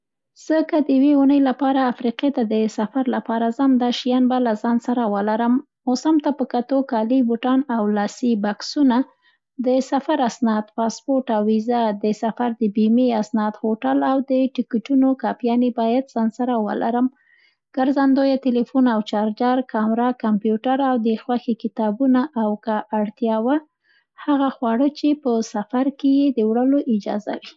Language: Central Pashto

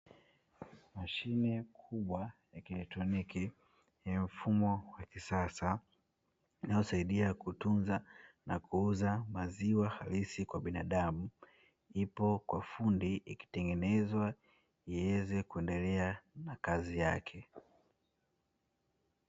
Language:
Swahili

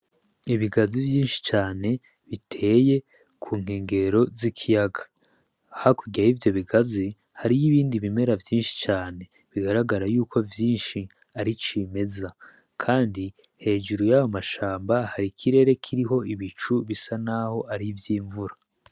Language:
Rundi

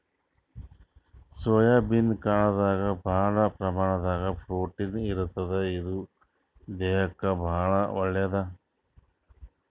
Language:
Kannada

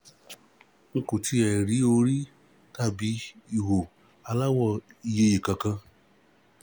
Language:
Yoruba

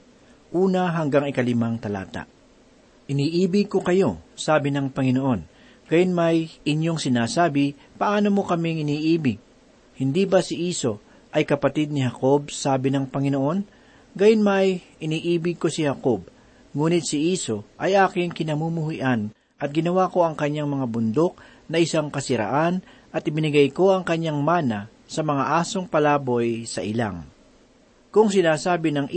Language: Filipino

